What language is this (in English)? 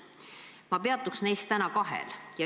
Estonian